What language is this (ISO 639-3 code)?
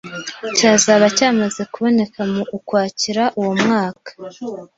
kin